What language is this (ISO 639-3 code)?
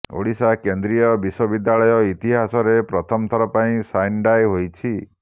ori